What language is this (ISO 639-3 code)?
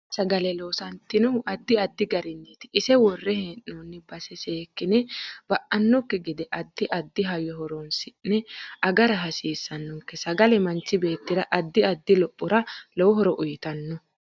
sid